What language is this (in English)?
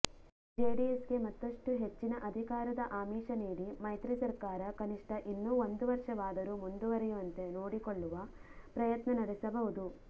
Kannada